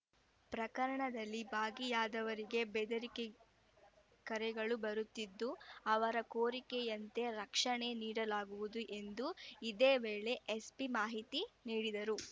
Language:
Kannada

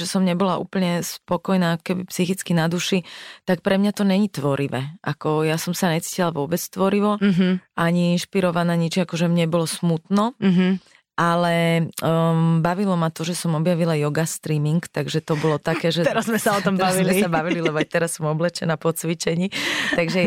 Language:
Slovak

